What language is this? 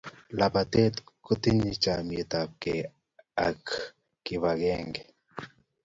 Kalenjin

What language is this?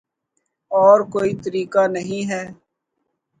Urdu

